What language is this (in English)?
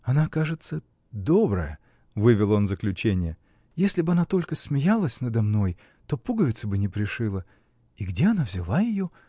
Russian